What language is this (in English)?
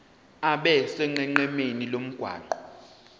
Zulu